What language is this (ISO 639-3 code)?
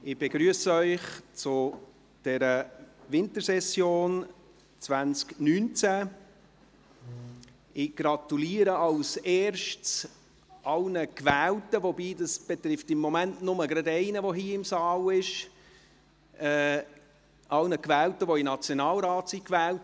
gsw